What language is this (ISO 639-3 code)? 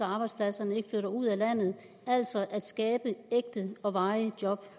dan